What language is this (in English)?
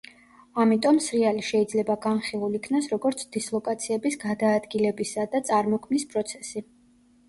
Georgian